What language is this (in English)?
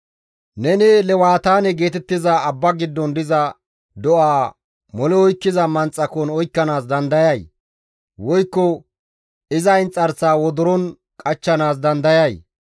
Gamo